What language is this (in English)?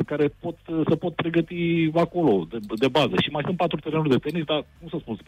Romanian